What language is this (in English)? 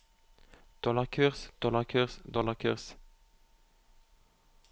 Norwegian